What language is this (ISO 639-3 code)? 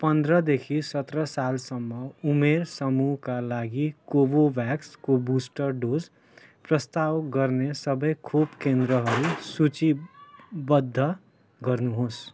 nep